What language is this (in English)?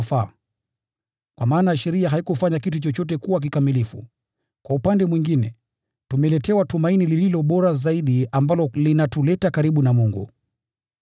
Swahili